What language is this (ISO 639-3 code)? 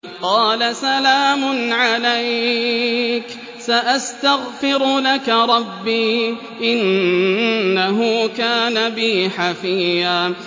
ara